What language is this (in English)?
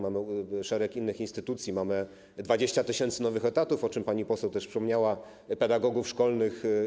Polish